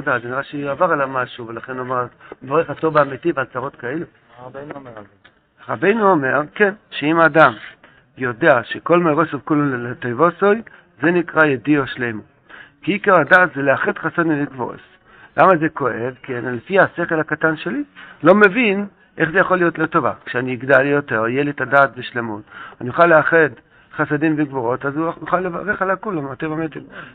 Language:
Hebrew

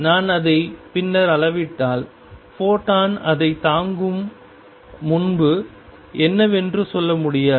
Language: Tamil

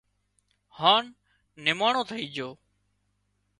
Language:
Wadiyara Koli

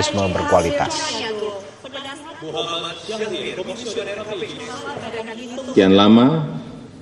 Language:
Indonesian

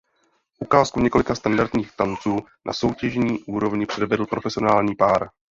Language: Czech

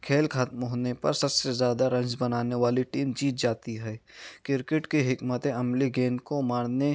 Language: Urdu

